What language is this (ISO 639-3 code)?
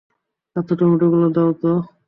ben